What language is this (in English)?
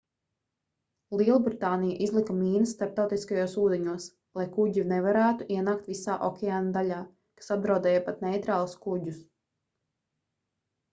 Latvian